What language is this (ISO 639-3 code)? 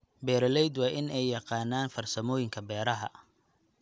som